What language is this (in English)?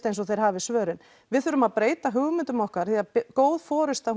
Icelandic